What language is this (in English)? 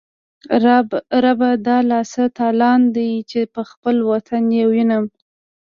Pashto